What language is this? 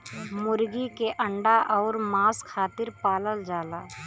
Bhojpuri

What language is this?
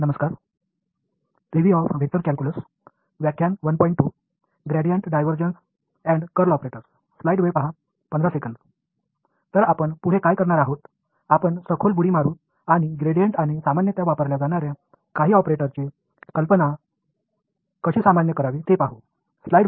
Tamil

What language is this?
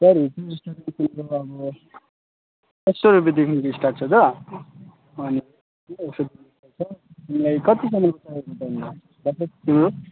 Nepali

